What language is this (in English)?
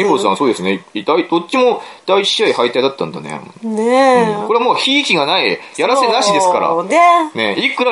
Japanese